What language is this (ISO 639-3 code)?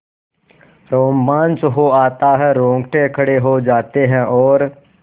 hin